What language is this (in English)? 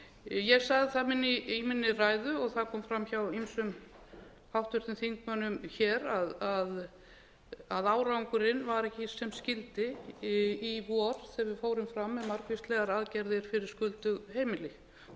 Icelandic